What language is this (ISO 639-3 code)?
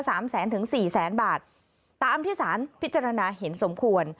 tha